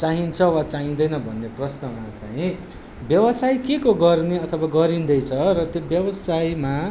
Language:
Nepali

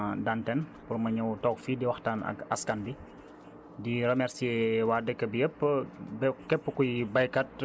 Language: Wolof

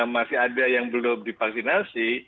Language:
Indonesian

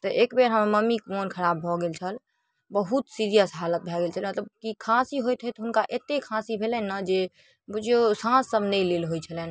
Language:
Maithili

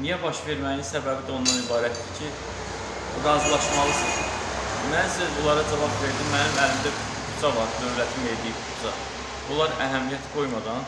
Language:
Azerbaijani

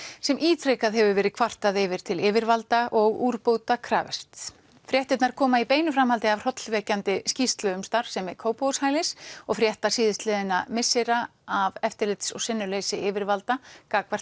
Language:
Icelandic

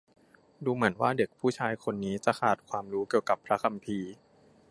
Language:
Thai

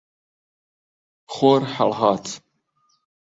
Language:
Central Kurdish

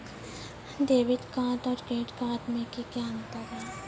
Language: Maithili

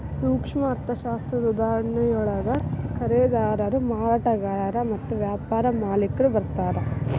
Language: Kannada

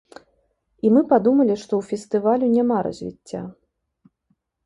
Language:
Belarusian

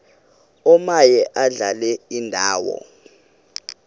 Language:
Xhosa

